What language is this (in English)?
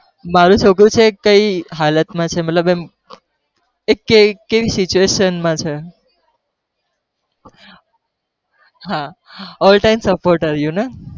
Gujarati